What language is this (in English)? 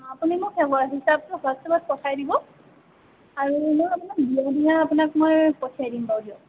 Assamese